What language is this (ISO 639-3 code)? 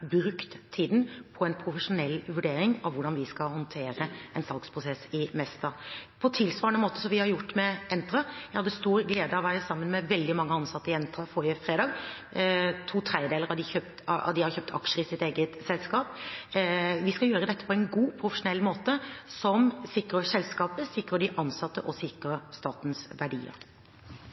nob